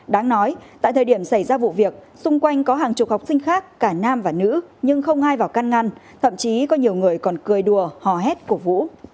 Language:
Vietnamese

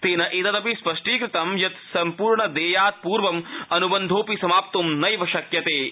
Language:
Sanskrit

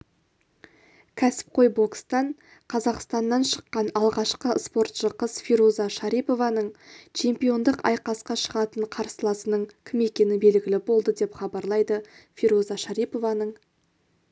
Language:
Kazakh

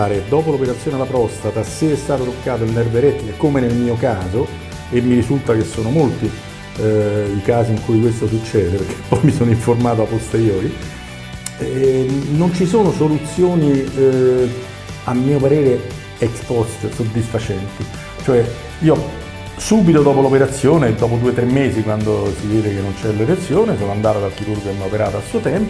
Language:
Italian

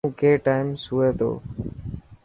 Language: Dhatki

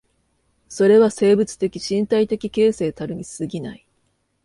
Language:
Japanese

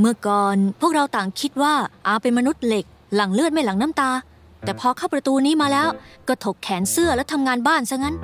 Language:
Thai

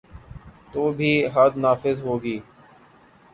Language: Urdu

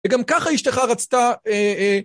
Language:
Hebrew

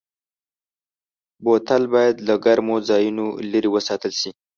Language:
Pashto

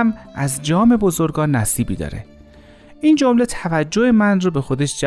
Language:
Persian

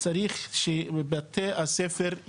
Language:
Hebrew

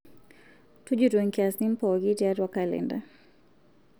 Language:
Masai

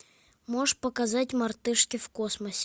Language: Russian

